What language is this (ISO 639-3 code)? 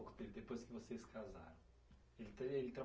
por